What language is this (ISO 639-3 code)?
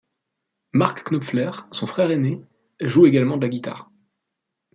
fra